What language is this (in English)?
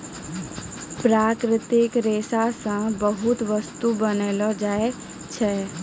Maithili